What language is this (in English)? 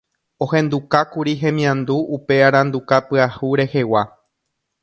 Guarani